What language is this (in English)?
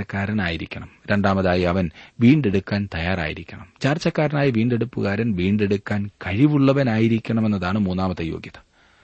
Malayalam